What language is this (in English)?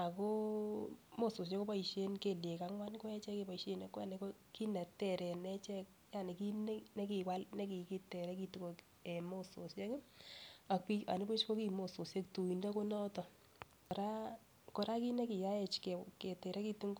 Kalenjin